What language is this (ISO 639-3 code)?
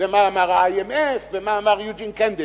heb